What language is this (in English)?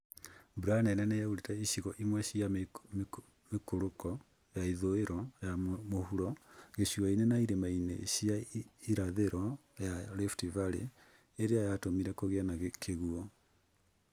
Kikuyu